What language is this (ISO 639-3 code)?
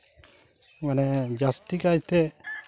sat